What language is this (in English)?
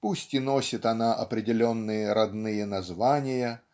Russian